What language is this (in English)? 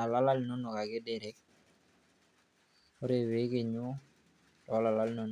Masai